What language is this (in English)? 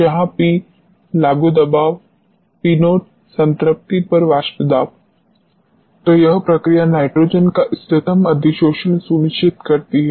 Hindi